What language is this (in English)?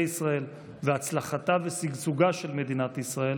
Hebrew